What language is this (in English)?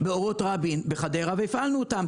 Hebrew